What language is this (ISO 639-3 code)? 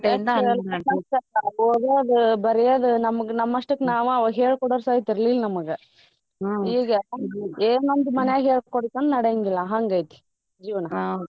kan